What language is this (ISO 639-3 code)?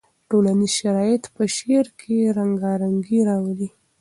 pus